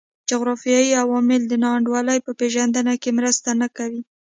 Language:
Pashto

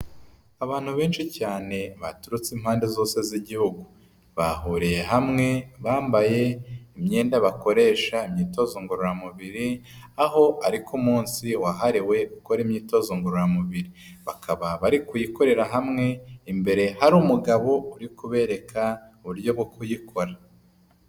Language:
Kinyarwanda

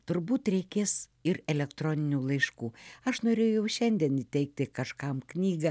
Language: Lithuanian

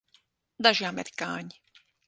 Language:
Latvian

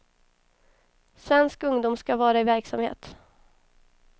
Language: Swedish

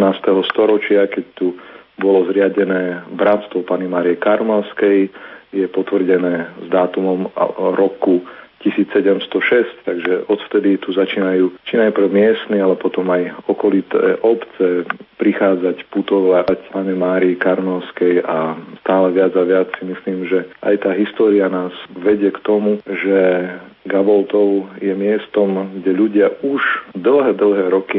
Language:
Slovak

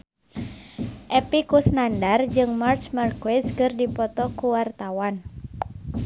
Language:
Sundanese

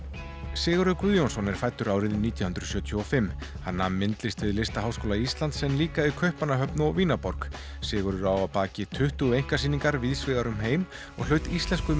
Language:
Icelandic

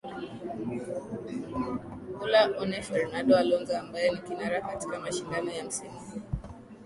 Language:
Swahili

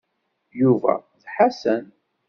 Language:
Kabyle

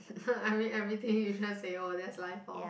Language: English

